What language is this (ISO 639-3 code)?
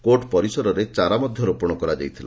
ori